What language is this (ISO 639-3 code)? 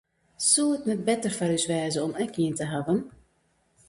fry